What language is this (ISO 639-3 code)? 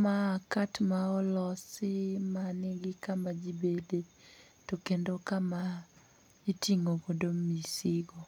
luo